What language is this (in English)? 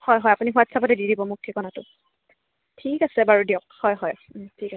Assamese